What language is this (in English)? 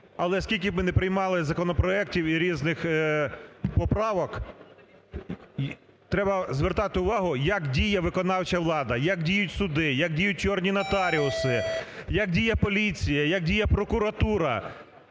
Ukrainian